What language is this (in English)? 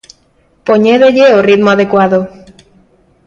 Galician